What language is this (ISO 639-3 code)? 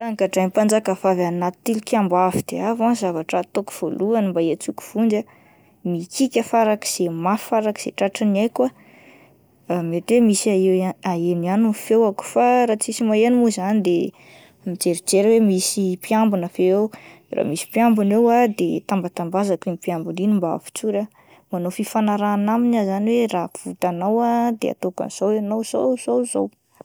mlg